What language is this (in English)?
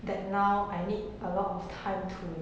English